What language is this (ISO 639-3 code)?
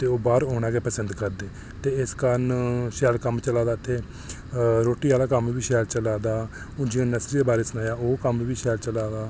doi